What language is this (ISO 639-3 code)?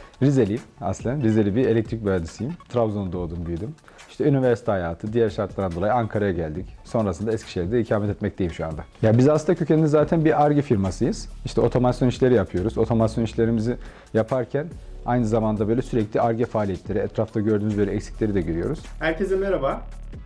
tur